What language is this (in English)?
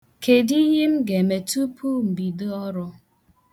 Igbo